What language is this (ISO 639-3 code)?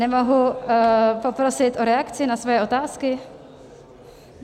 ces